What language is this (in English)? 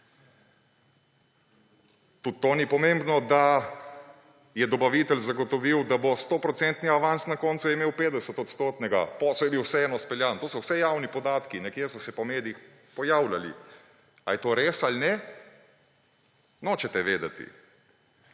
Slovenian